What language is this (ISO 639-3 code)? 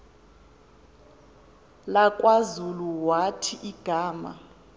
xho